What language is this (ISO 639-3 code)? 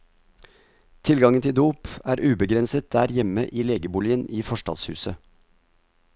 nor